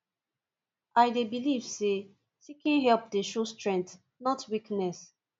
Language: Nigerian Pidgin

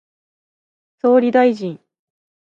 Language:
Japanese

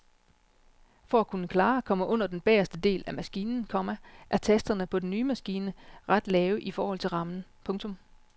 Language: Danish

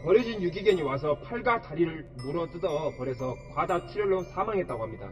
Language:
Korean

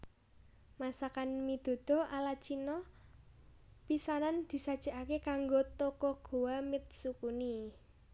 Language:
Javanese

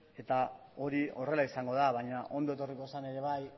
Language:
Basque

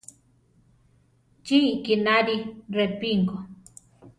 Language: Central Tarahumara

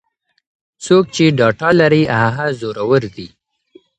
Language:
Pashto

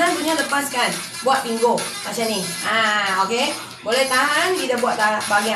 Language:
Malay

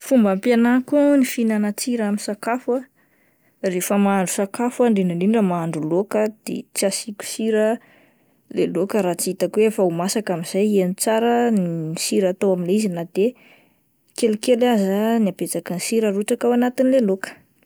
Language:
Malagasy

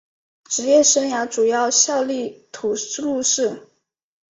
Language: Chinese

